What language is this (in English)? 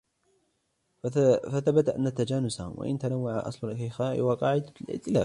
Arabic